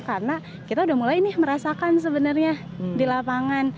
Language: Indonesian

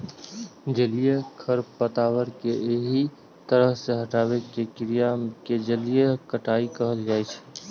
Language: Maithili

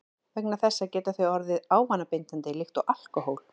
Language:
Icelandic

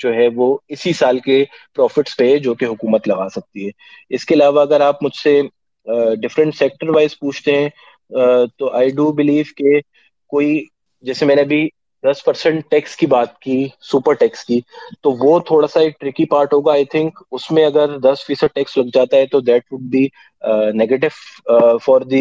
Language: Urdu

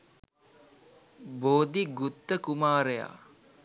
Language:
Sinhala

